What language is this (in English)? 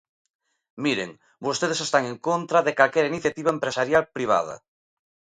Galician